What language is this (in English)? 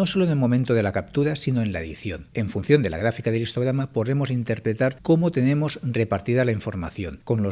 Spanish